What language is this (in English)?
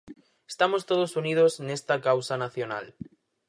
Galician